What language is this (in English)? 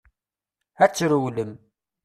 Kabyle